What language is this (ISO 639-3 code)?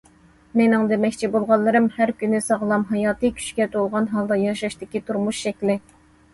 uig